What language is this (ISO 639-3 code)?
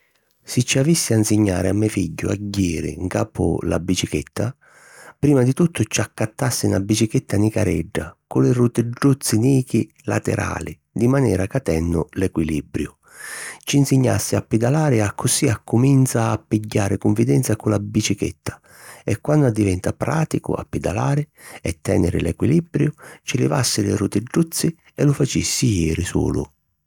scn